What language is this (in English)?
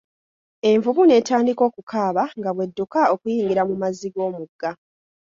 Ganda